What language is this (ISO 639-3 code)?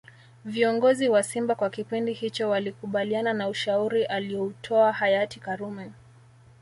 swa